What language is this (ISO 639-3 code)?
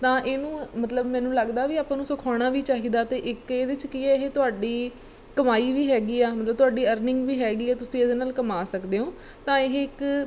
pan